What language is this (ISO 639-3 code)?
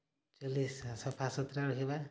ori